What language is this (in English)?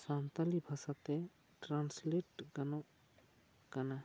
Santali